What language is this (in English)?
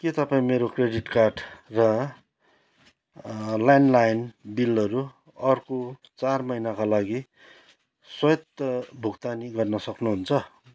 Nepali